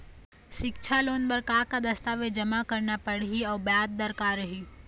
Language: Chhattisgarhi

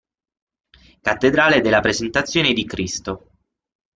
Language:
Italian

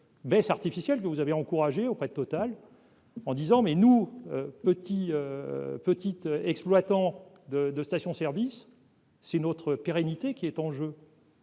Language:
French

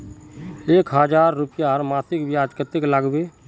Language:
Magahi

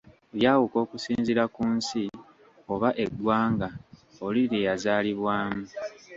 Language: Ganda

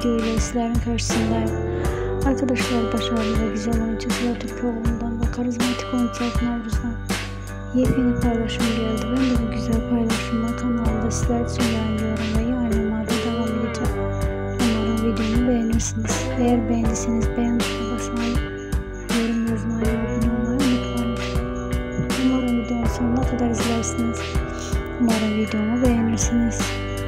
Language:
Turkish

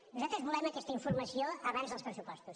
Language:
Catalan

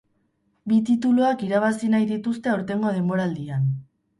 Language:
Basque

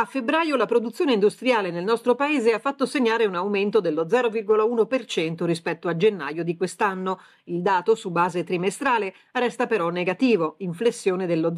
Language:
Italian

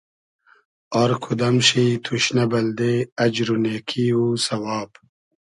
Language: Hazaragi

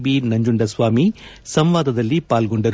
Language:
Kannada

